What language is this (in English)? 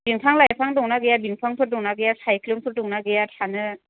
Bodo